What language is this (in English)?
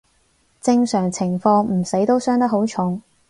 Cantonese